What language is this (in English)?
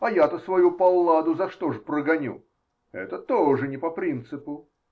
Russian